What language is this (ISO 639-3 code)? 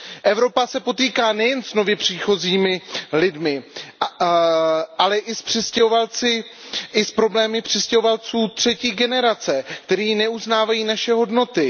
ces